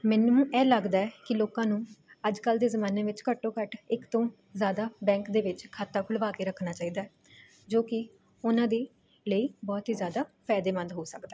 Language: Punjabi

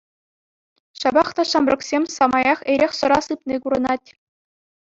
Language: Chuvash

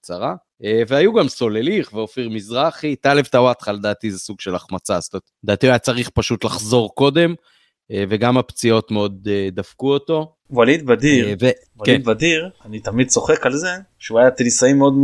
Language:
Hebrew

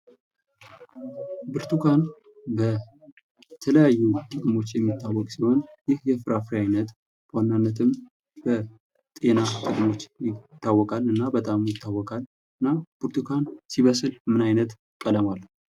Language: Amharic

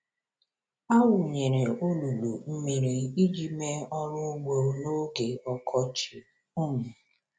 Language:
Igbo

